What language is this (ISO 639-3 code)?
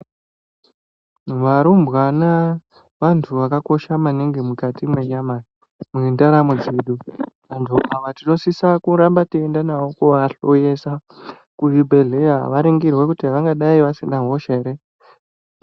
ndc